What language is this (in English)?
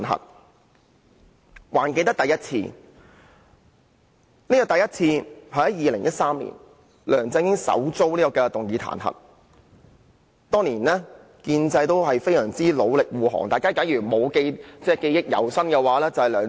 Cantonese